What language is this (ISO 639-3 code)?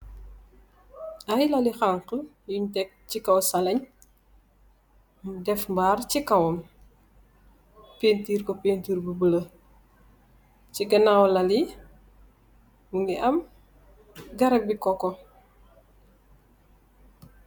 wol